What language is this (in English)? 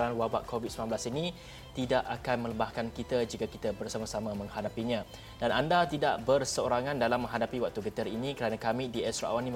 Malay